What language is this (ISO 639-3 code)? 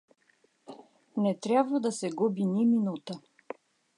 bul